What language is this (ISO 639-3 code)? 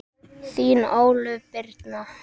isl